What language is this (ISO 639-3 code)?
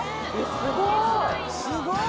jpn